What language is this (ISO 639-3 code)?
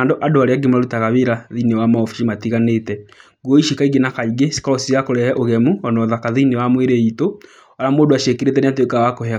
kik